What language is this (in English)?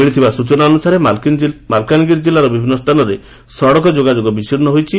Odia